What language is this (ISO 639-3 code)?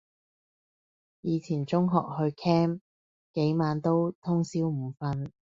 yue